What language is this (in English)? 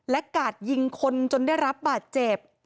Thai